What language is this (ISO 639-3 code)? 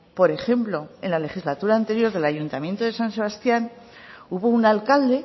spa